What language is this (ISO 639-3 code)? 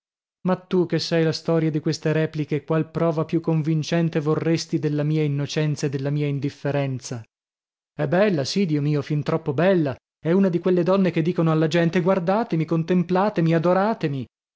ita